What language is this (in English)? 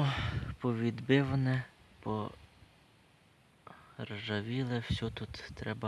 Ukrainian